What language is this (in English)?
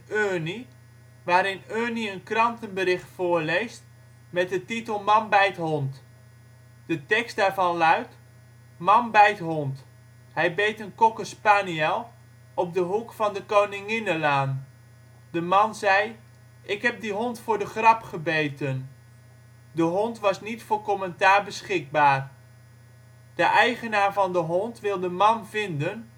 Dutch